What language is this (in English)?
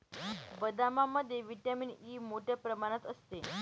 Marathi